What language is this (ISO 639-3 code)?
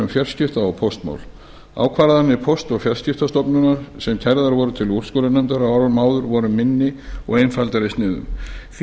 isl